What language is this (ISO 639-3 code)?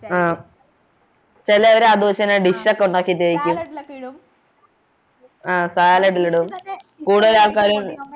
mal